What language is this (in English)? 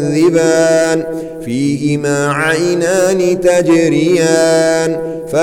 Arabic